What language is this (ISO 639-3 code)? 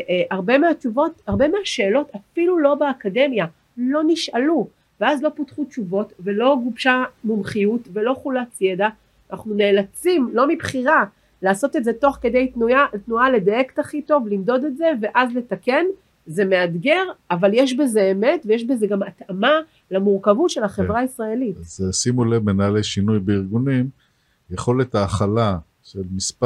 heb